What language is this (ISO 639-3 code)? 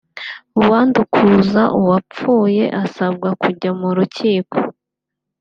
kin